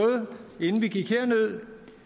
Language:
Danish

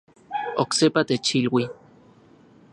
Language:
Central Puebla Nahuatl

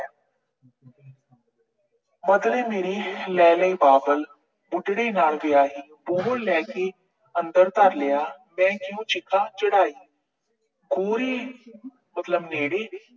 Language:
Punjabi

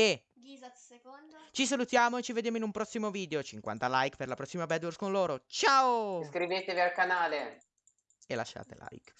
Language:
Italian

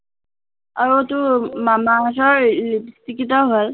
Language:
Assamese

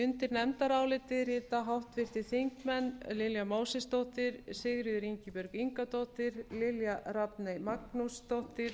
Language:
Icelandic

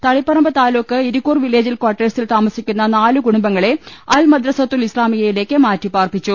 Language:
Malayalam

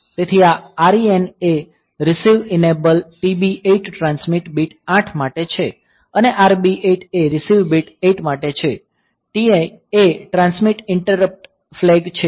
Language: Gujarati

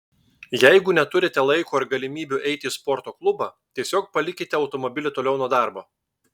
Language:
Lithuanian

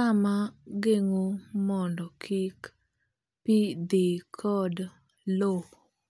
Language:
Luo (Kenya and Tanzania)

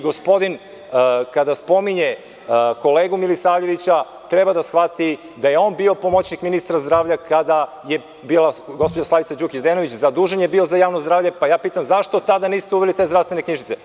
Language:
Serbian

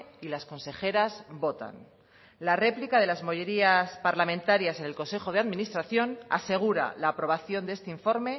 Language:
Spanish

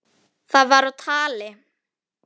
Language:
Icelandic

